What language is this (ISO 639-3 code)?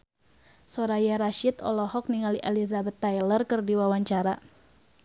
sun